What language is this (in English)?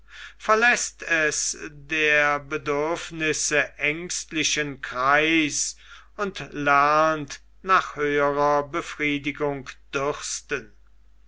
German